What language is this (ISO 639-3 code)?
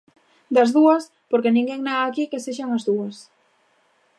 glg